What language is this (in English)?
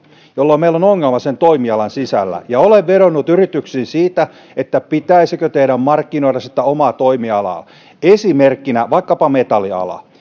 Finnish